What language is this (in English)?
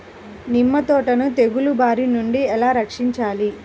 Telugu